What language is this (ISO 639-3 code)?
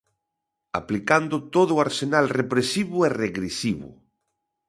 glg